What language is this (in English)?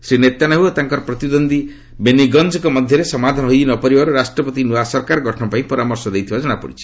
Odia